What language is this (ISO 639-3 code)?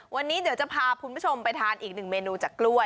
tha